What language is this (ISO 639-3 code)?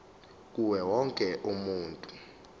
zul